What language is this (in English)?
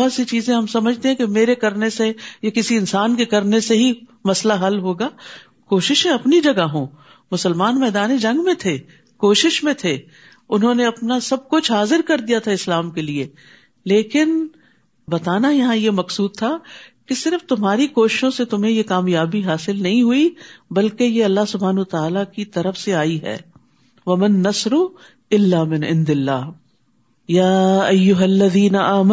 Urdu